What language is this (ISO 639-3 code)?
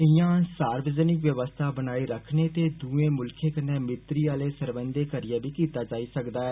doi